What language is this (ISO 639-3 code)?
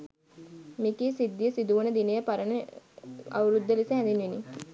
sin